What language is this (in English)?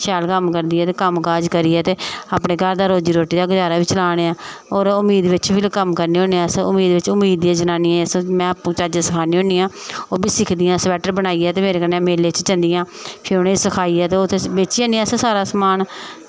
Dogri